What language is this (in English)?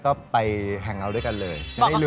Thai